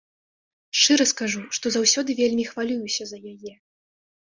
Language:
Belarusian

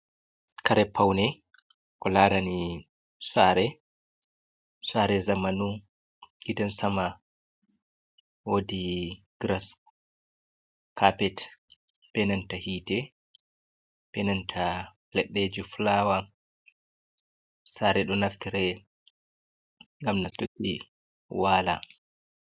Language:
Fula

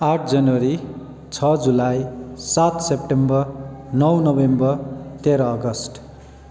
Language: Nepali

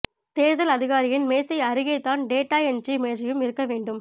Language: Tamil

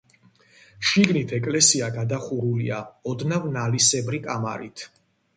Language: Georgian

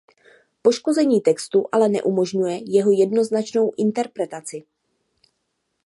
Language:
Czech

